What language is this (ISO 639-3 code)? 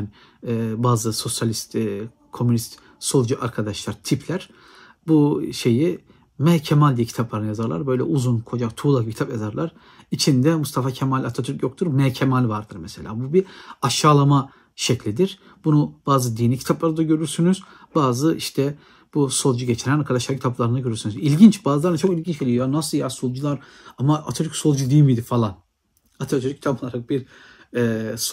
tur